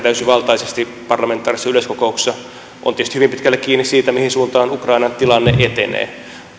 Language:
Finnish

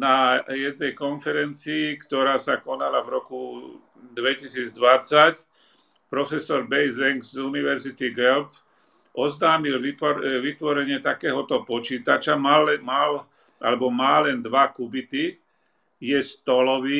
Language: Slovak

